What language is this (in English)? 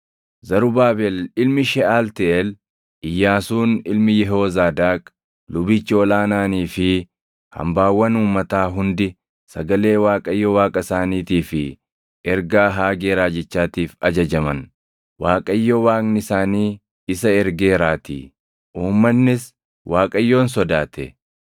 Oromo